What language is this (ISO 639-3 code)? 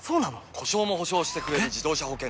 jpn